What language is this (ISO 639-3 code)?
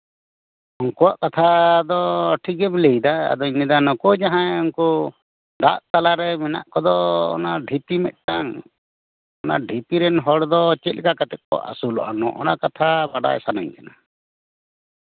sat